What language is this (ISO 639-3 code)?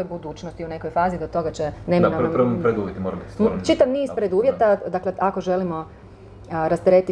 hrv